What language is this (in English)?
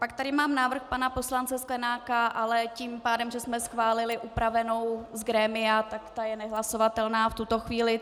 Czech